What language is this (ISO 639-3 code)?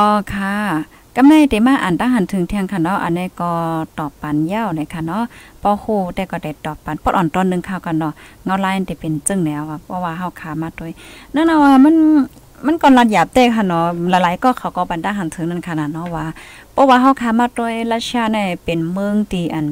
tha